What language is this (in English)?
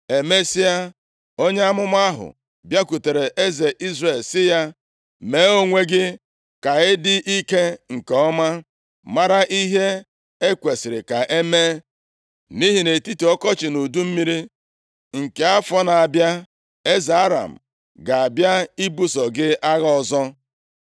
Igbo